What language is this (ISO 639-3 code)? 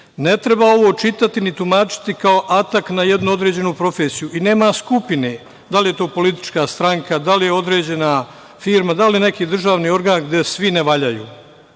srp